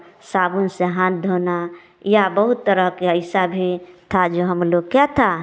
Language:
Hindi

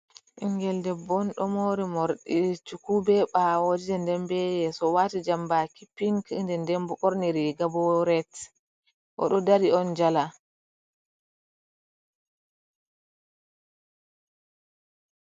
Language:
Fula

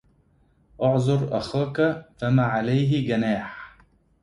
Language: Arabic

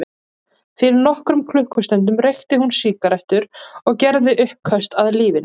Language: Icelandic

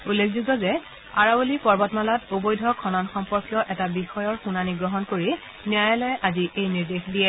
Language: Assamese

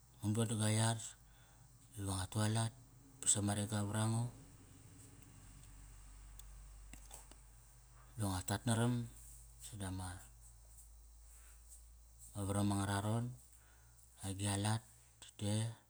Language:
Kairak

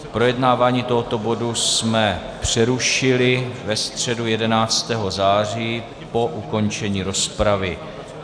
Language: Czech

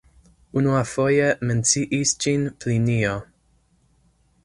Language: Esperanto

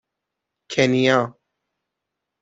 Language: Persian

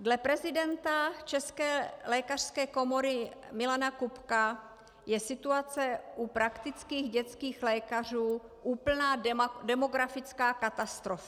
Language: Czech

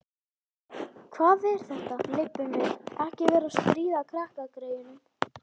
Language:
Icelandic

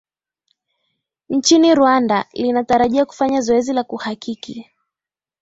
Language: Swahili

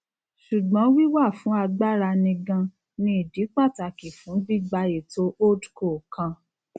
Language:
Yoruba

